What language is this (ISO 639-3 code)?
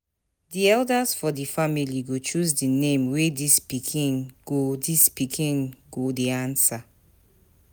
pcm